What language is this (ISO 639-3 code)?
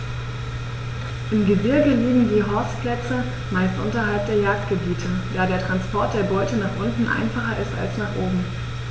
deu